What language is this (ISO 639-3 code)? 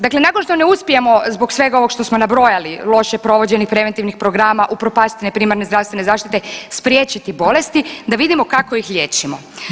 hrv